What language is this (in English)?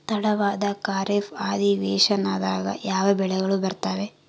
Kannada